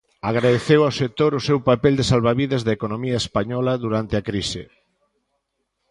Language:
Galician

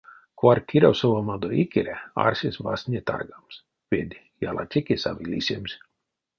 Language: Erzya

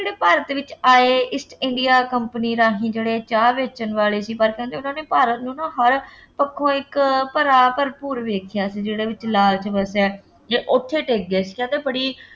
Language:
Punjabi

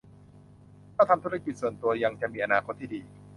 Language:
Thai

